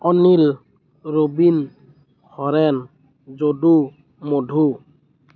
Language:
Assamese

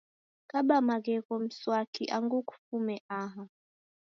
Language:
Taita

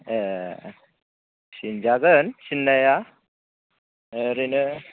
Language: Bodo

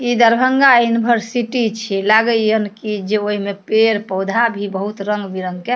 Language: Maithili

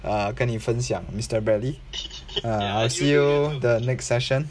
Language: English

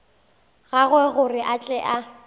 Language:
Northern Sotho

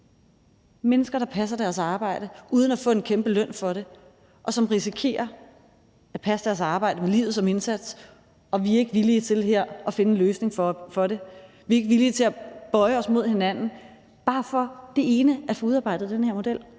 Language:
Danish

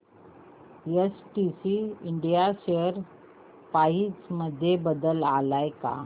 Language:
Marathi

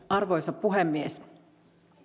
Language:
Finnish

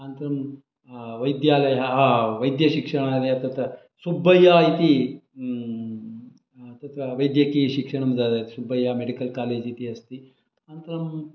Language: Sanskrit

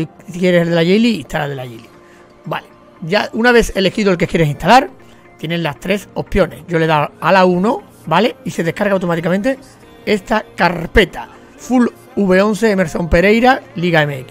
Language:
Spanish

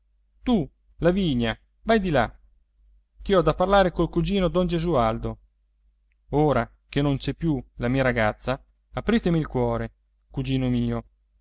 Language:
Italian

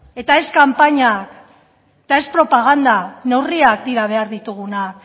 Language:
Basque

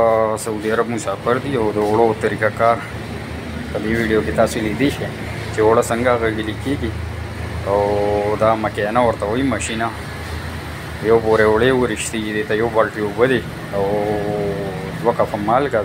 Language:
Romanian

